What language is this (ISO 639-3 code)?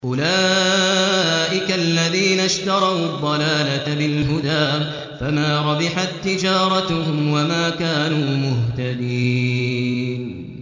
ara